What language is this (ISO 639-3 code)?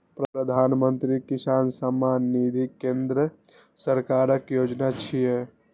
mai